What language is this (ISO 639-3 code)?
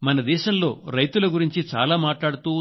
tel